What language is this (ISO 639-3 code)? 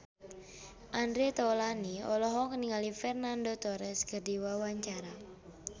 sun